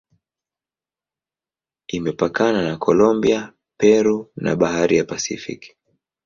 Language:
Swahili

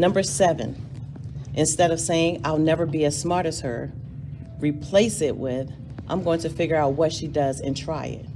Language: English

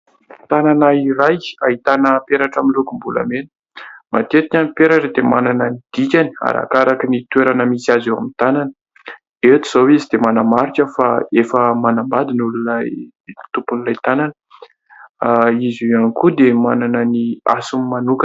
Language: Malagasy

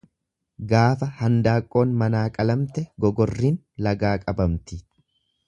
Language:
Oromo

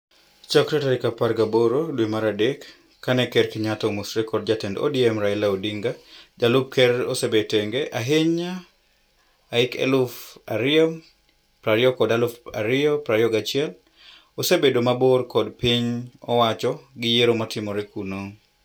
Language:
Luo (Kenya and Tanzania)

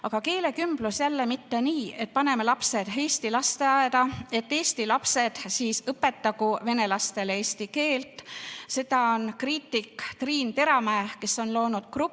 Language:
Estonian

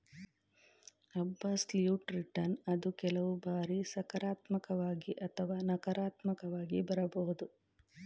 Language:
Kannada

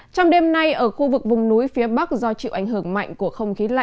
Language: Vietnamese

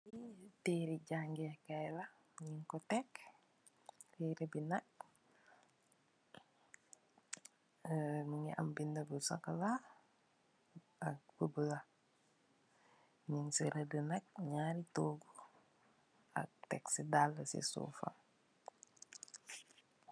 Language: Wolof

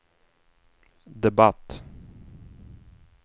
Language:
Swedish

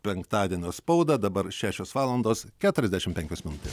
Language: Lithuanian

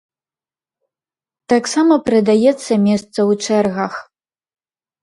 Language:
Belarusian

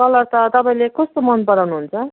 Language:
Nepali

